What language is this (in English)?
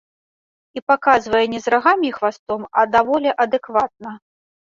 Belarusian